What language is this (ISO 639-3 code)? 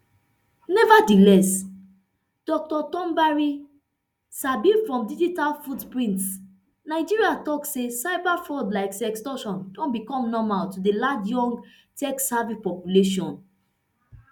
pcm